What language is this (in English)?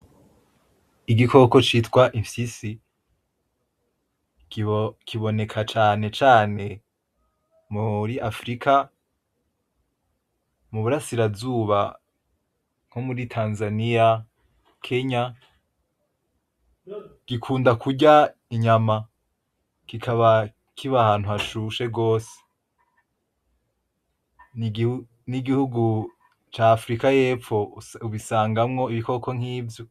Rundi